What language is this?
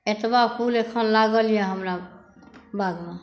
Maithili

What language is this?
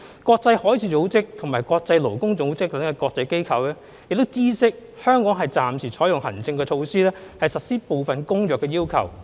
Cantonese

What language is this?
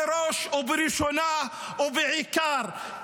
Hebrew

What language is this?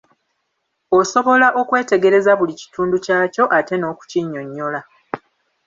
Ganda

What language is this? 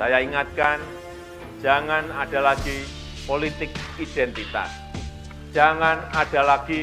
Indonesian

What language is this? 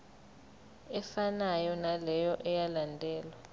Zulu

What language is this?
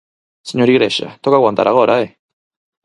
Galician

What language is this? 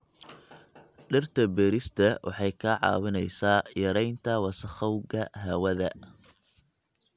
Somali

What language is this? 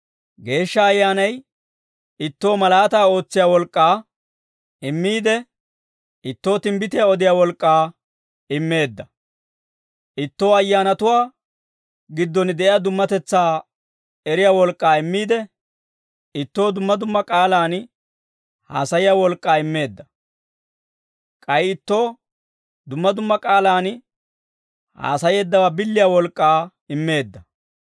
Dawro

